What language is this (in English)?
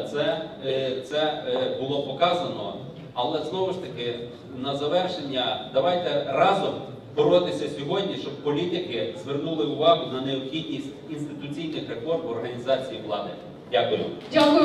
Ukrainian